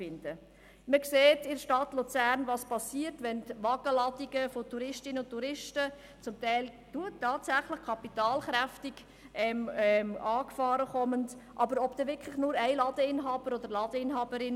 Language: Swiss German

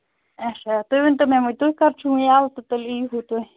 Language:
Kashmiri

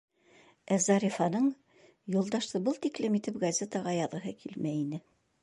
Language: Bashkir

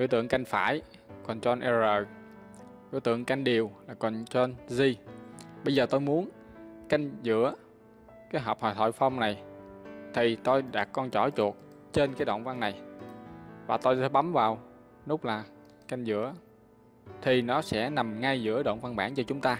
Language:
Vietnamese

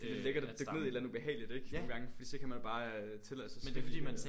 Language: Danish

